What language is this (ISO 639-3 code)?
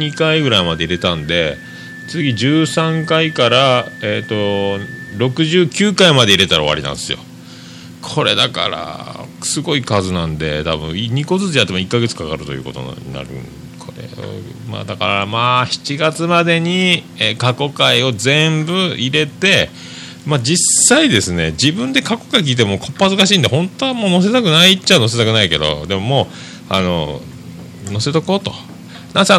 jpn